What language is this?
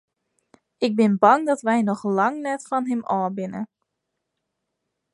Western Frisian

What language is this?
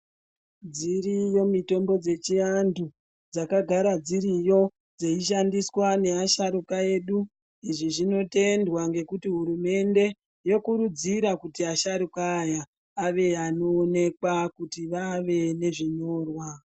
Ndau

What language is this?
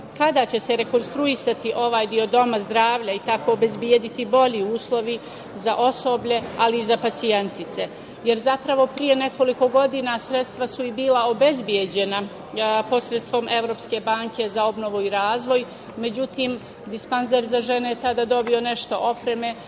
Serbian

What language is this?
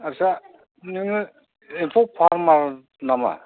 Bodo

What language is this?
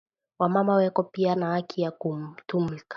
Swahili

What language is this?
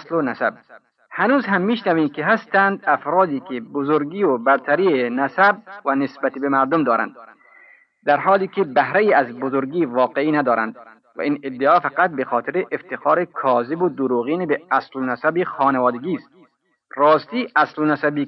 Persian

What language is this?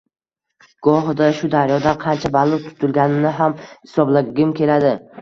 Uzbek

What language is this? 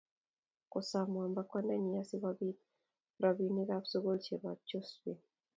Kalenjin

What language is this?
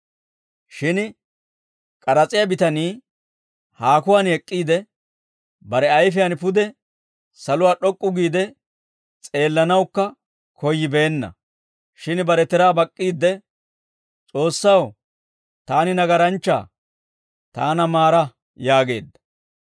Dawro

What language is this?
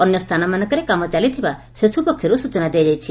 Odia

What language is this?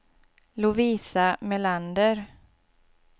Swedish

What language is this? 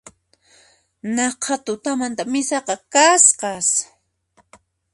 Puno Quechua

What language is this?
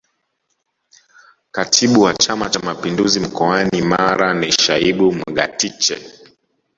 Swahili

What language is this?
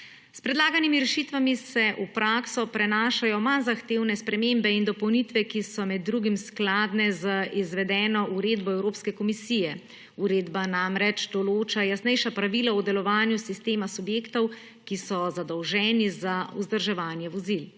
Slovenian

